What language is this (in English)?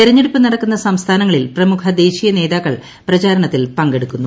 Malayalam